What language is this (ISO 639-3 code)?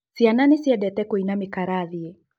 kik